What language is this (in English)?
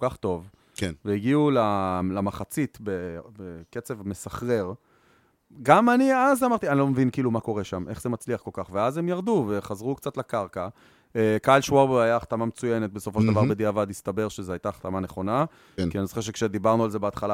Hebrew